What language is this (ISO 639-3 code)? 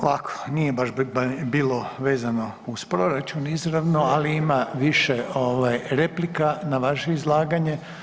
hrv